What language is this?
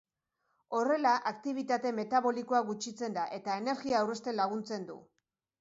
Basque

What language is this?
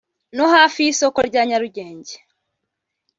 Kinyarwanda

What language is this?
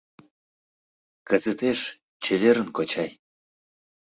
Mari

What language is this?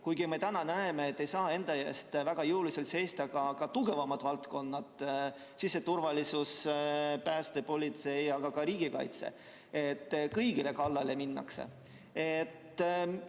Estonian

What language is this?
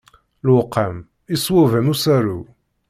Kabyle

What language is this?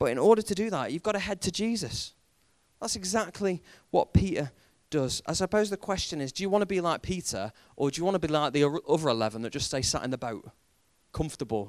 English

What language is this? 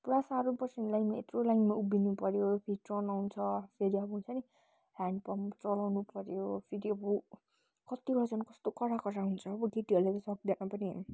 Nepali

